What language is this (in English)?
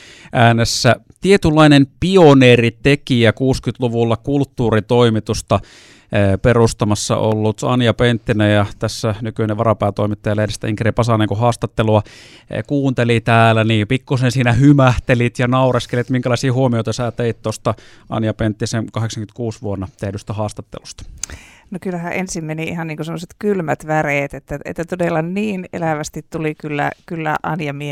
Finnish